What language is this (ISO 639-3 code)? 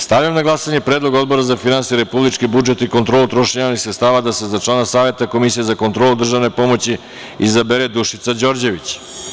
srp